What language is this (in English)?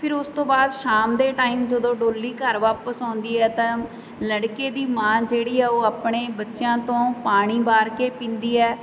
Punjabi